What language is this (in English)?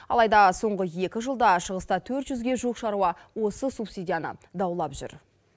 Kazakh